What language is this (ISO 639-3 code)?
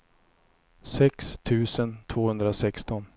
swe